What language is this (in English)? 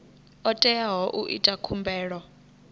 Venda